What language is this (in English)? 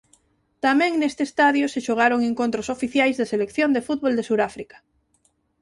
Galician